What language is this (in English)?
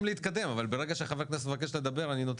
Hebrew